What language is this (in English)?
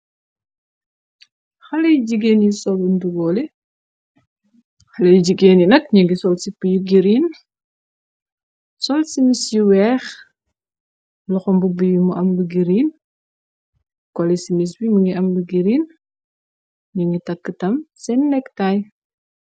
Wolof